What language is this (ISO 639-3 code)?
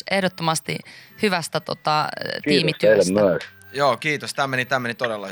fin